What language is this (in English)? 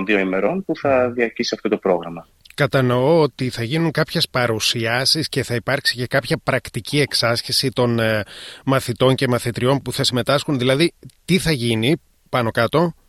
Greek